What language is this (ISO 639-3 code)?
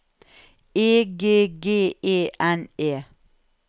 nor